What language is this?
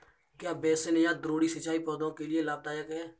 Hindi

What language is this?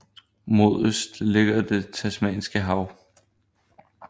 Danish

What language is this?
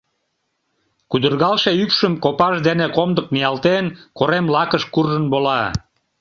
Mari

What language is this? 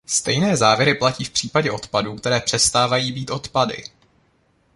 Czech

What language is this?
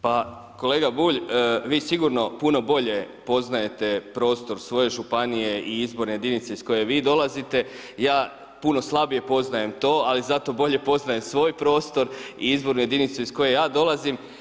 Croatian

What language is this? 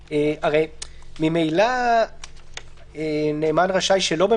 Hebrew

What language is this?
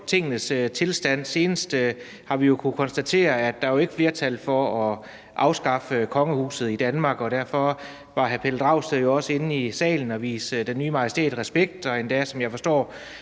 Danish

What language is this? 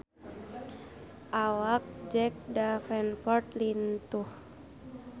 Sundanese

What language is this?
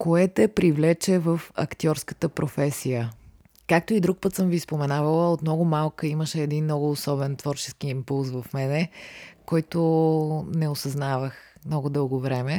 Bulgarian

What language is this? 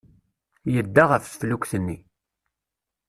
Kabyle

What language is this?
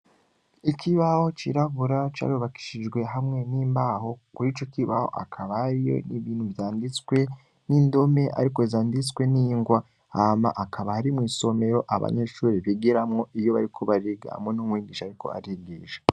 Rundi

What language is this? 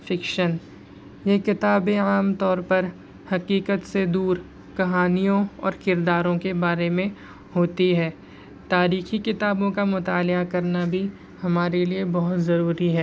Urdu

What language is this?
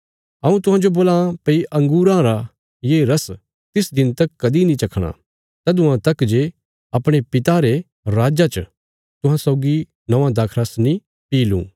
Bilaspuri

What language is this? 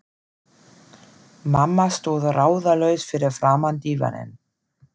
Icelandic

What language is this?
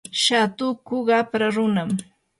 Yanahuanca Pasco Quechua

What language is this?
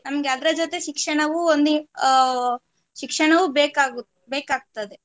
Kannada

